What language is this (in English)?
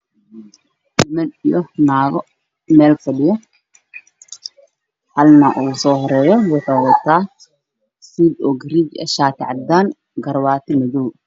Somali